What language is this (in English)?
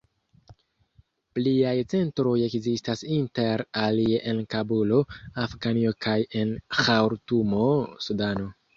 Esperanto